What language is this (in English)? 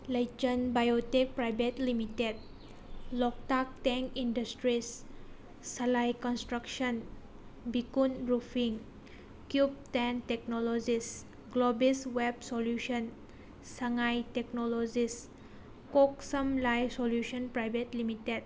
Manipuri